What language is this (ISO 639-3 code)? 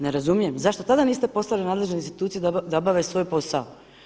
hrv